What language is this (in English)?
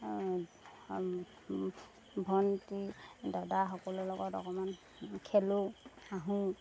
Assamese